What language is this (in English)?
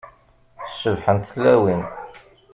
Kabyle